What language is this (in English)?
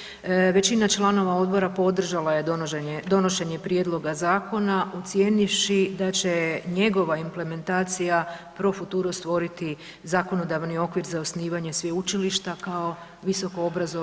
Croatian